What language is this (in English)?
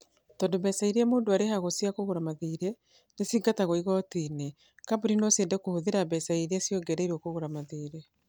Kikuyu